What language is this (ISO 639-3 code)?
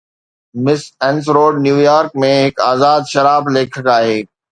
snd